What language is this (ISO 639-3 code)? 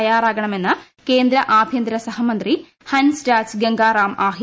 mal